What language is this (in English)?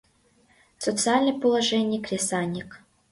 Mari